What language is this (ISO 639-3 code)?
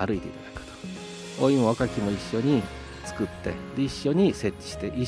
jpn